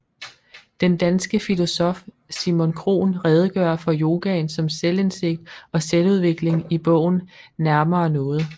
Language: Danish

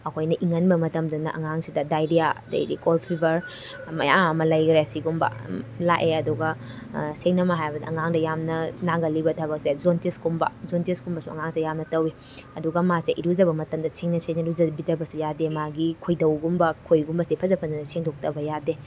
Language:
Manipuri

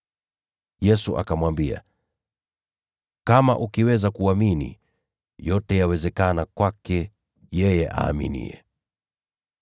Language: Swahili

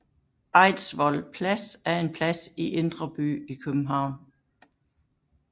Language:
Danish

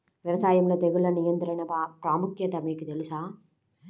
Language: Telugu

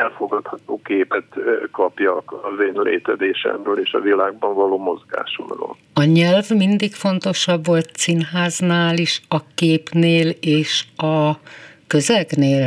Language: Hungarian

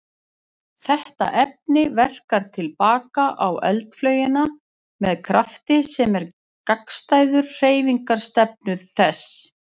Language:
Icelandic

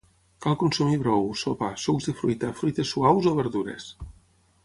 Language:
Catalan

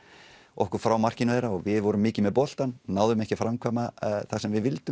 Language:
Icelandic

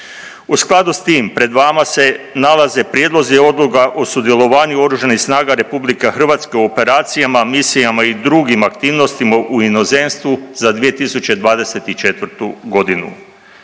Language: Croatian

